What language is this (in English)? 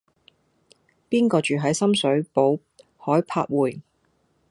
Cantonese